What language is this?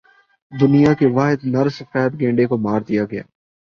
Urdu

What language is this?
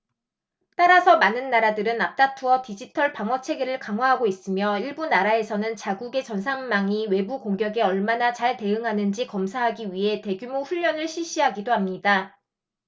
Korean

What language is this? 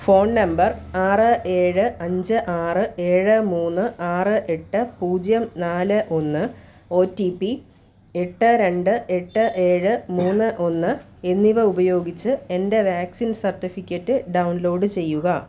Malayalam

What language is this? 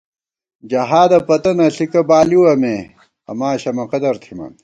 Gawar-Bati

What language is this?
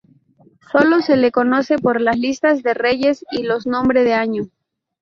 Spanish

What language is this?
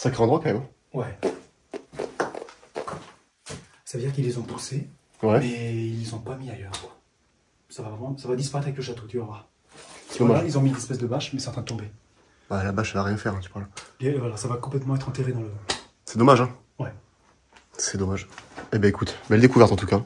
French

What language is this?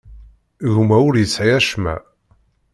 Kabyle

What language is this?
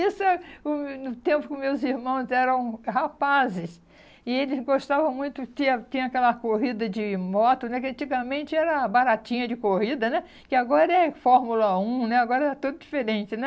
Portuguese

